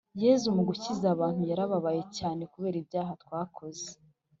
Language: Kinyarwanda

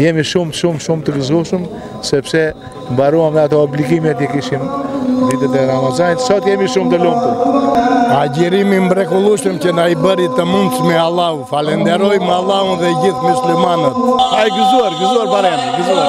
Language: Romanian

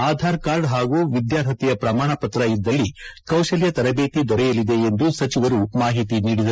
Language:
Kannada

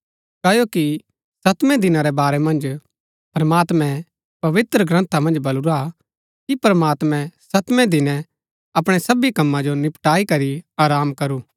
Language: Gaddi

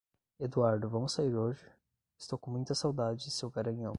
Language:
Portuguese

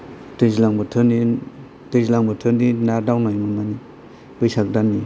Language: Bodo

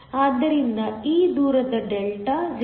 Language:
Kannada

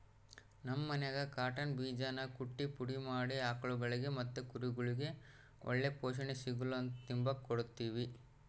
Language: Kannada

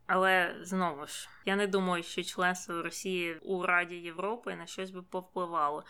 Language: Ukrainian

